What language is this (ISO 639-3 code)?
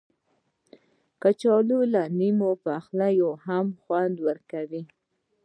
pus